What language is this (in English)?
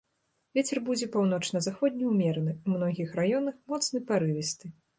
Belarusian